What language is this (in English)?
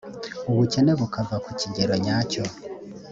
Kinyarwanda